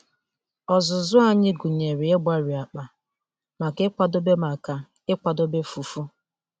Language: Igbo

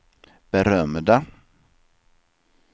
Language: Swedish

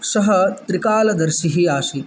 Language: Sanskrit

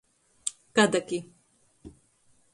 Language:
Latgalian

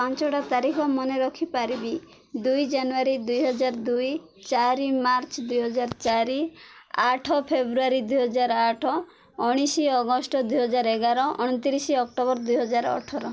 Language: Odia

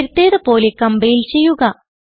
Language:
Malayalam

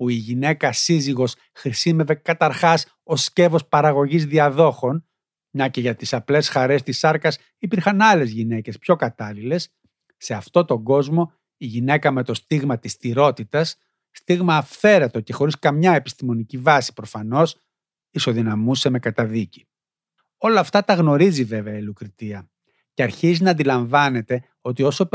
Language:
Greek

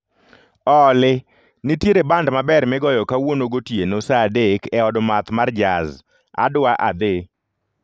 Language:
Luo (Kenya and Tanzania)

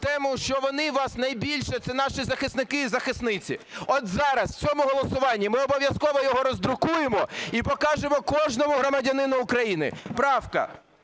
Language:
Ukrainian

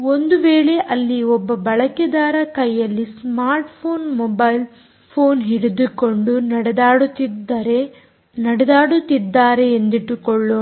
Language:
Kannada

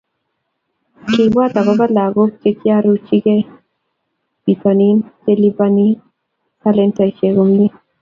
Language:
Kalenjin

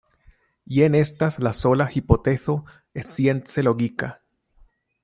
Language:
Esperanto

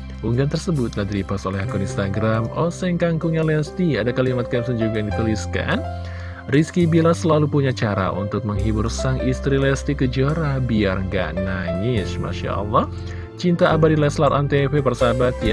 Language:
Indonesian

